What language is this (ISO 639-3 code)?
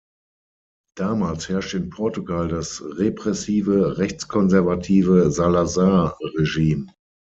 deu